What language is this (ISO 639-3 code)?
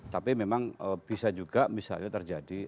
ind